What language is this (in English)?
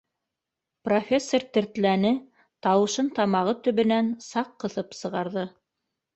Bashkir